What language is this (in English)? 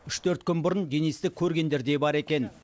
Kazakh